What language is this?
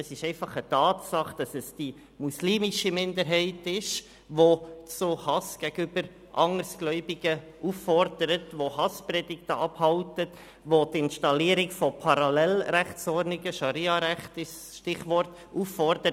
Swiss German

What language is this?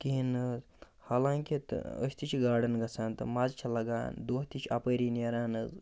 Kashmiri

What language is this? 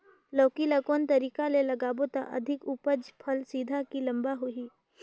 Chhattisgarhi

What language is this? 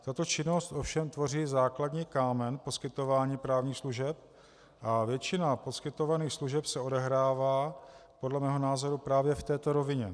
Czech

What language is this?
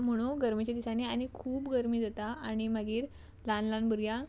Konkani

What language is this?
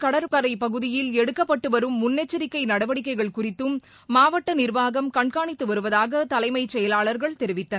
Tamil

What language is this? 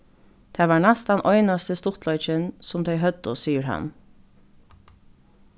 Faroese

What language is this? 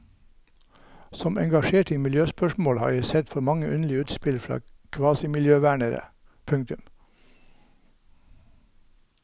Norwegian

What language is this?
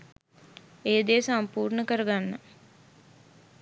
Sinhala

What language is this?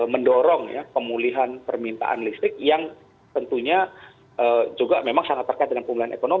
Indonesian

